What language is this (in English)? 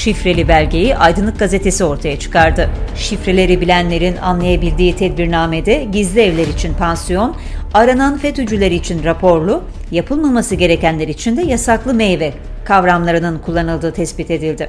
Turkish